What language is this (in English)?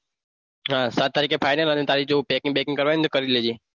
Gujarati